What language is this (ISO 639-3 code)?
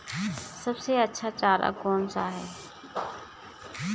hin